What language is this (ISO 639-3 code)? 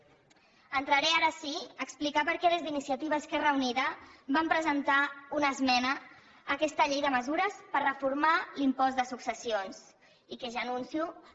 cat